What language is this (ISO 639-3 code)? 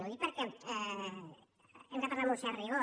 cat